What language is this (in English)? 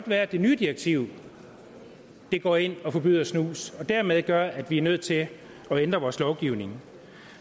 Danish